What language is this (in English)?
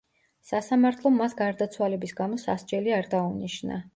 Georgian